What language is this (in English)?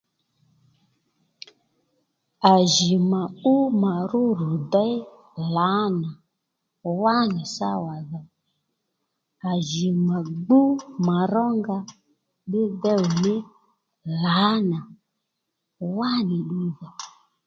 Lendu